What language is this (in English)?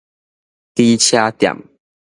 Min Nan Chinese